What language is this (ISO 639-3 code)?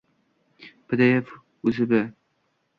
uzb